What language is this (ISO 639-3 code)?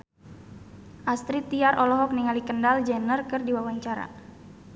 sun